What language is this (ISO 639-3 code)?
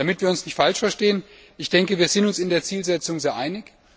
deu